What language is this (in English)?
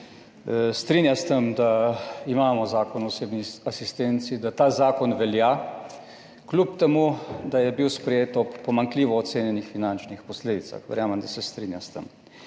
Slovenian